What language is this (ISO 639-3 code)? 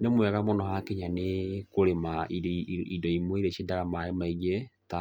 kik